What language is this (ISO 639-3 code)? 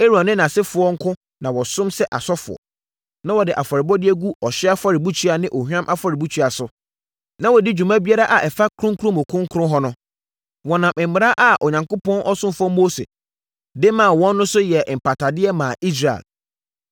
aka